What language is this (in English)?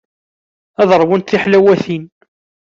Kabyle